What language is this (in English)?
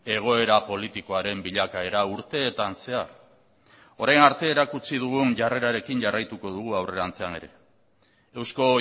Basque